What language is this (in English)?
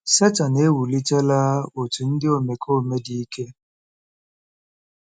Igbo